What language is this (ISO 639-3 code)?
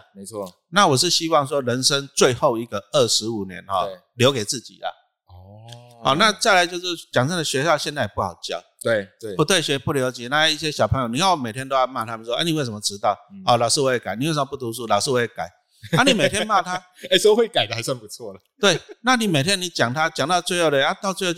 zho